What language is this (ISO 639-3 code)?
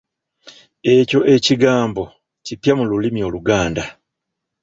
lug